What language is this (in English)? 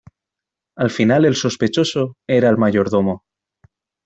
Spanish